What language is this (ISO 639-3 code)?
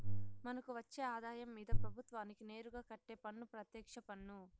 tel